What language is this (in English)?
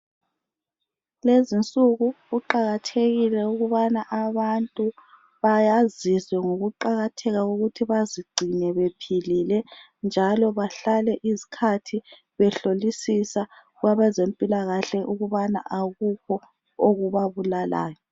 North Ndebele